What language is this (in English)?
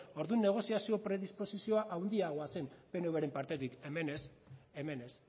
Basque